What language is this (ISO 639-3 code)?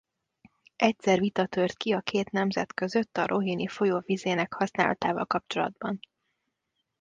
hun